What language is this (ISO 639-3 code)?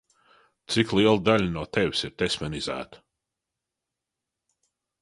lav